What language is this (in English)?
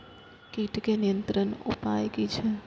Maithili